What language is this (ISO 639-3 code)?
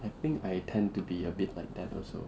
eng